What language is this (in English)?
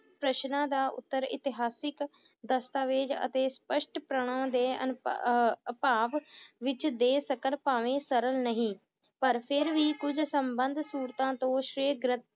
Punjabi